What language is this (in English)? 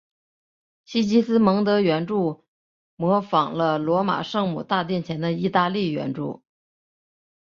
Chinese